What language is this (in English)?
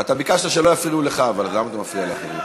Hebrew